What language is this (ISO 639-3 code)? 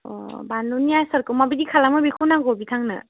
brx